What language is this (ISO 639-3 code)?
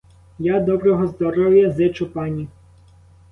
ukr